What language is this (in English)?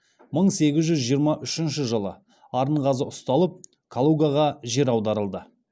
Kazakh